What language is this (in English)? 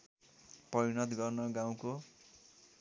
Nepali